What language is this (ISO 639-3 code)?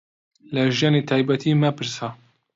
ckb